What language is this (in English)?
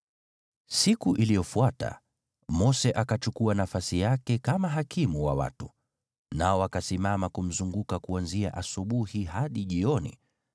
Swahili